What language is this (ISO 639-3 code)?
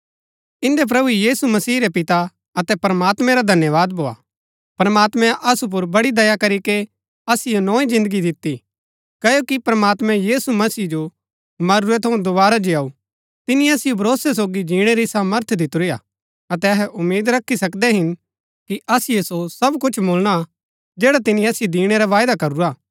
gbk